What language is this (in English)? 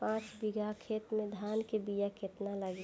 Bhojpuri